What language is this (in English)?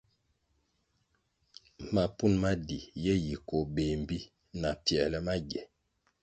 Kwasio